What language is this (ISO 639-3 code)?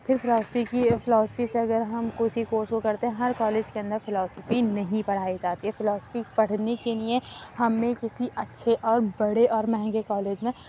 urd